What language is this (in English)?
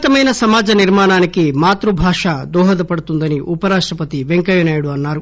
Telugu